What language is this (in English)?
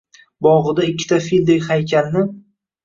Uzbek